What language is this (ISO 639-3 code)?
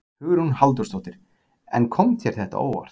isl